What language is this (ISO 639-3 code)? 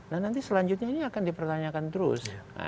ind